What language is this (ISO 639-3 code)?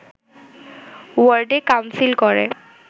ben